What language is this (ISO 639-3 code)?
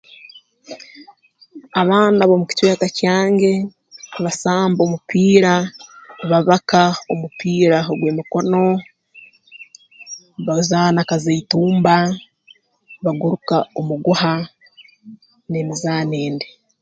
ttj